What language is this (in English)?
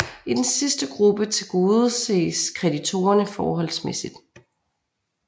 Danish